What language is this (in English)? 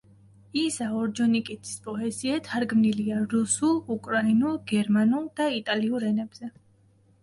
Georgian